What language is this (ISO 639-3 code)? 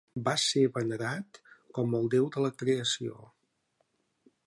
cat